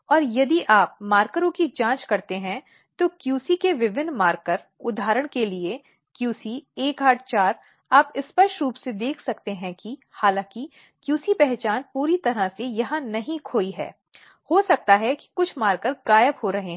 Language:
Hindi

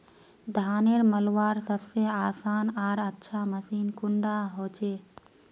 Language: Magahi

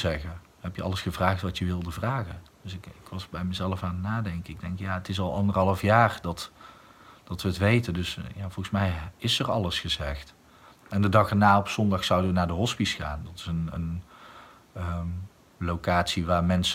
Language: Dutch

